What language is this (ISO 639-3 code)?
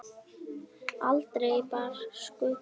isl